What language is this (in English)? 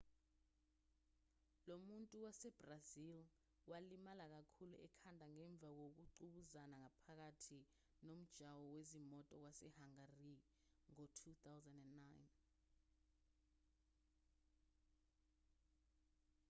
Zulu